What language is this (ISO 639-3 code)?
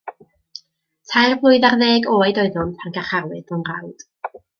cym